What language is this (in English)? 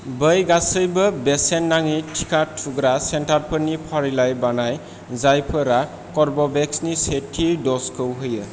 Bodo